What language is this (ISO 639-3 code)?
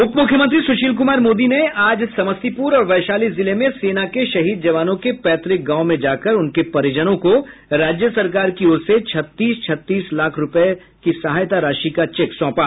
hin